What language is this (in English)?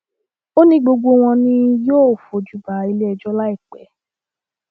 Yoruba